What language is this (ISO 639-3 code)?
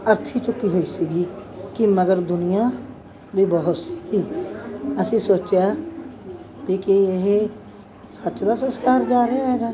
pan